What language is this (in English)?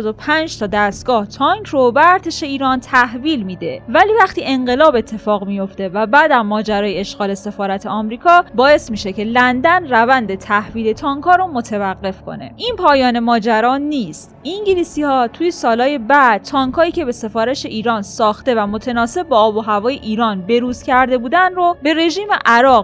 Persian